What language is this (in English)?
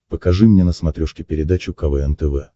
Russian